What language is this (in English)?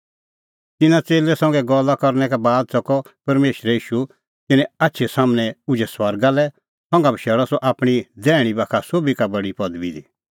Kullu Pahari